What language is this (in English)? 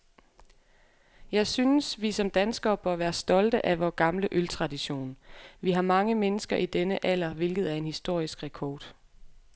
Danish